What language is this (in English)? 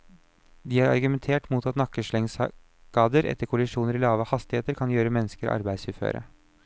Norwegian